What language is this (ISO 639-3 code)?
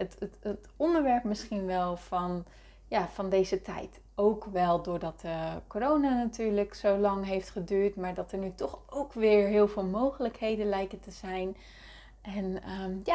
nld